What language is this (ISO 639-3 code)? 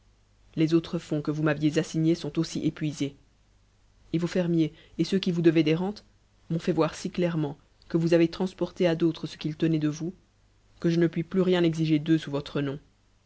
fra